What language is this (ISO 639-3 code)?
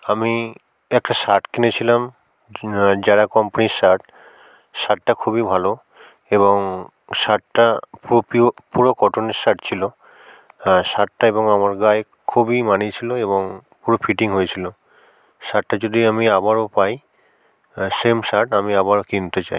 ben